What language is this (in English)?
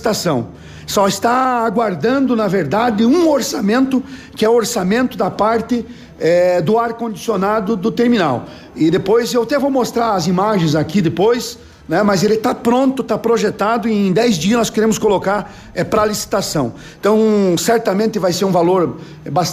Portuguese